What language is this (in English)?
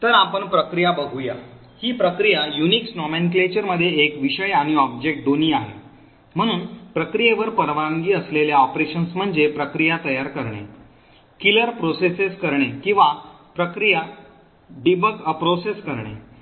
Marathi